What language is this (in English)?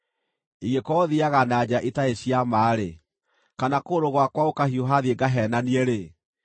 Kikuyu